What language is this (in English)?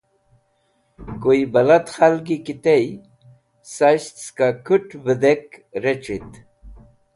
Wakhi